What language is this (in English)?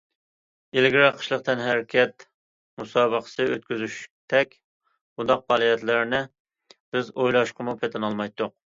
Uyghur